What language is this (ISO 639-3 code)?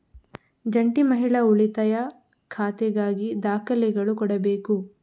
kan